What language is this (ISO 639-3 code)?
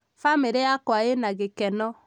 kik